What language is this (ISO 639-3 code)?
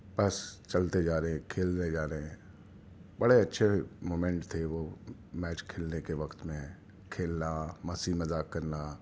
urd